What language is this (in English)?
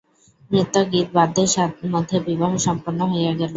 Bangla